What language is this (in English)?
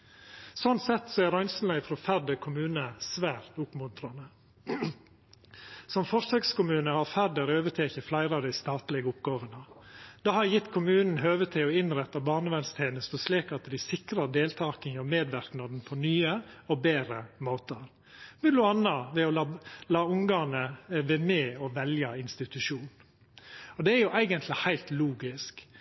Norwegian Nynorsk